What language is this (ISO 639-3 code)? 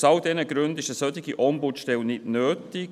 gsw